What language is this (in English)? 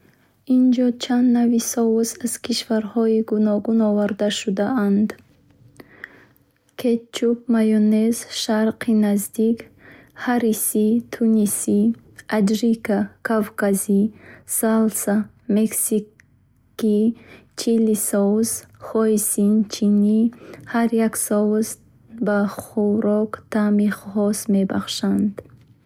Bukharic